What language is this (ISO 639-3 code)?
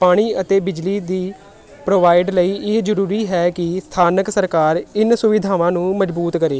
pan